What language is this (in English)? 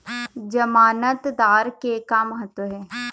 Chhattisgarhi